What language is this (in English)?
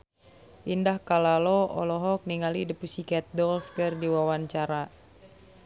Sundanese